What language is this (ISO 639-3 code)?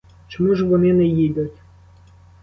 ukr